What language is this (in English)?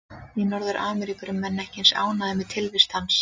Icelandic